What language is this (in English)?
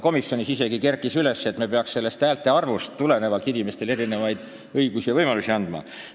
Estonian